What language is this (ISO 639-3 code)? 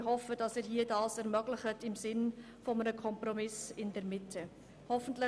gsw